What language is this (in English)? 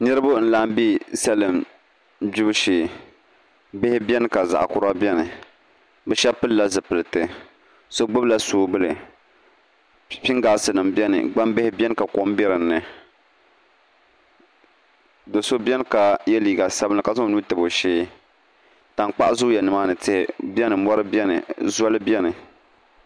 Dagbani